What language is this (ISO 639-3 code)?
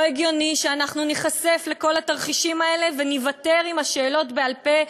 heb